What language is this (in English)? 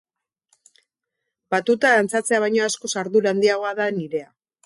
Basque